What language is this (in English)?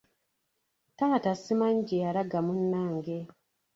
Ganda